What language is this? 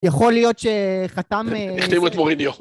Hebrew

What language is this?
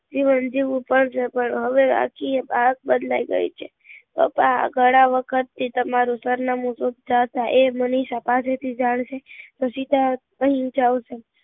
Gujarati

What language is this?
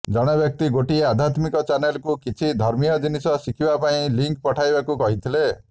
Odia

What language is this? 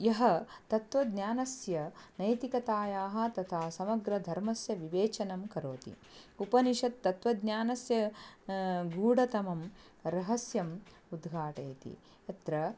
Sanskrit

